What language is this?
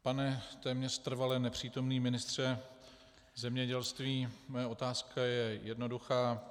Czech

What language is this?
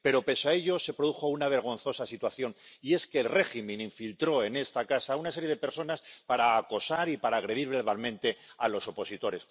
Spanish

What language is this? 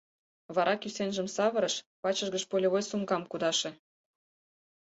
Mari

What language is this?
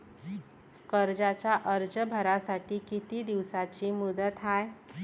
Marathi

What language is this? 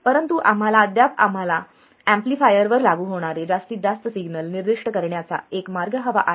Marathi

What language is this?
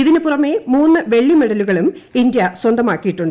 Malayalam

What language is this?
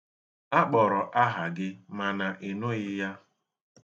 Igbo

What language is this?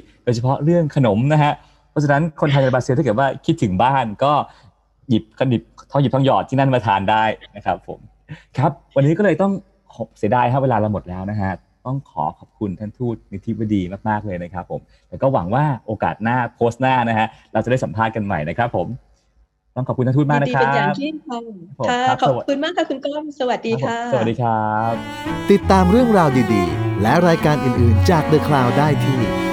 Thai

